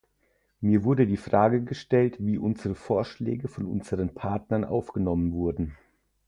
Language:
German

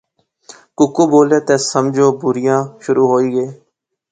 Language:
Pahari-Potwari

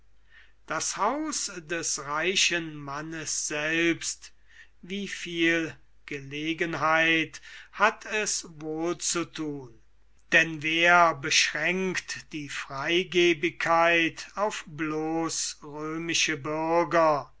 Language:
German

